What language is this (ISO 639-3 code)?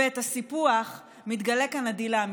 heb